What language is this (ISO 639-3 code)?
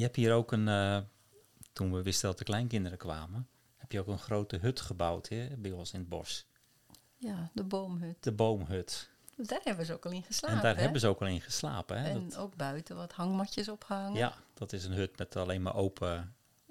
nld